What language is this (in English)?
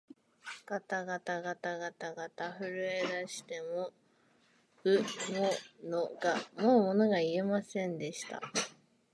Japanese